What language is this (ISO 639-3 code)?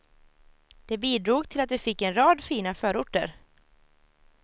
swe